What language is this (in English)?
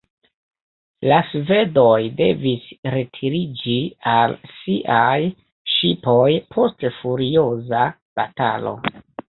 Esperanto